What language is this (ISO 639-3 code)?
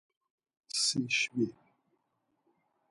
lzz